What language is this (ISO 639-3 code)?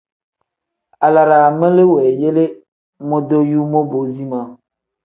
kdh